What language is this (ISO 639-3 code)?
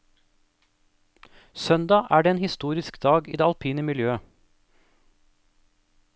nor